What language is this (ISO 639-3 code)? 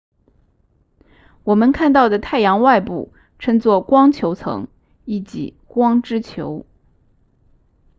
zho